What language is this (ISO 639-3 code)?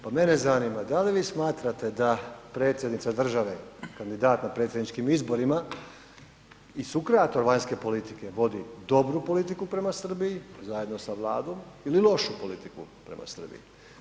hrv